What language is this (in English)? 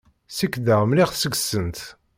Kabyle